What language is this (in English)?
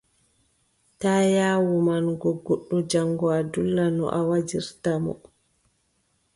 Adamawa Fulfulde